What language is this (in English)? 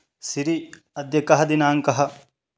Sanskrit